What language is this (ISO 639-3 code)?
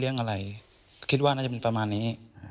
tha